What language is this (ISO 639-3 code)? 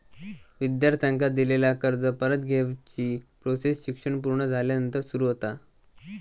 mar